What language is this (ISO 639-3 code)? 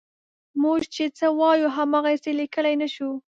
pus